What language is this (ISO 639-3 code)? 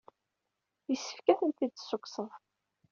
kab